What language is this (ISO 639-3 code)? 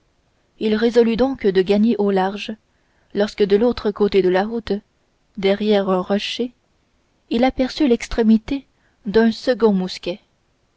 fra